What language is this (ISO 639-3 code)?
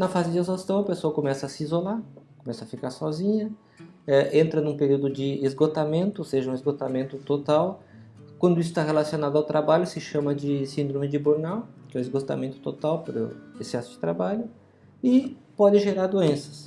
por